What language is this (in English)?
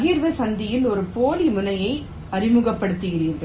Tamil